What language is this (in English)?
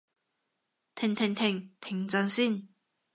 Cantonese